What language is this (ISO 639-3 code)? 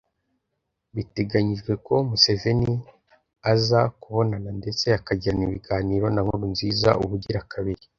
kin